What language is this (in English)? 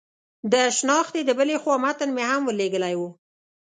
Pashto